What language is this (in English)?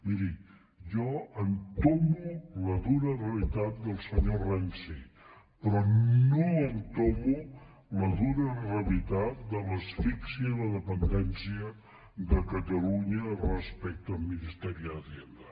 Catalan